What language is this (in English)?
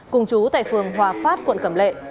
Vietnamese